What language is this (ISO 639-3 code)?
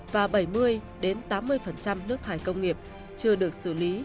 vie